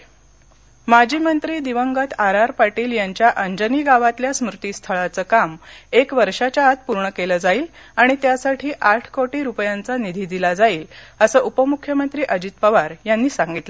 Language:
Marathi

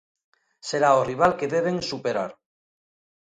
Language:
Galician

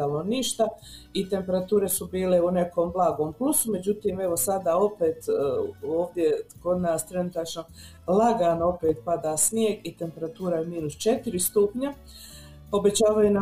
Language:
Croatian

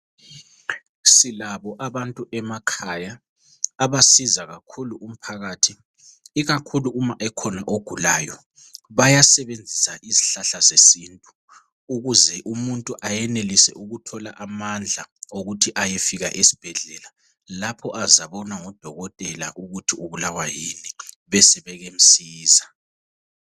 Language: North Ndebele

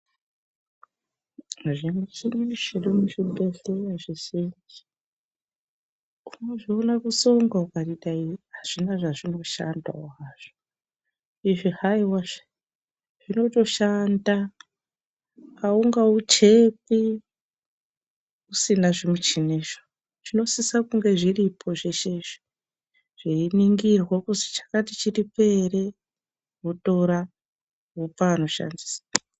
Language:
Ndau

